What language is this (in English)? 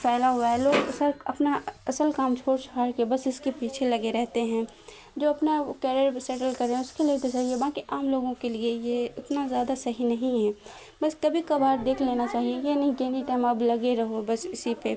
Urdu